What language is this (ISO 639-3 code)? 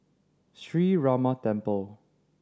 eng